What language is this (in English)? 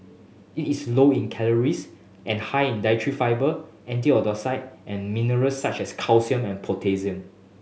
English